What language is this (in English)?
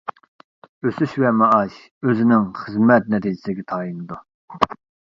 Uyghur